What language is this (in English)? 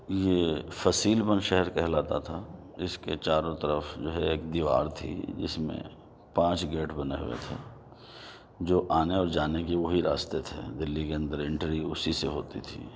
Urdu